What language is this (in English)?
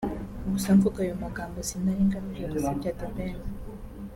Kinyarwanda